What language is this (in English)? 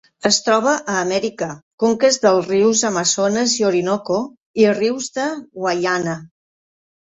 Catalan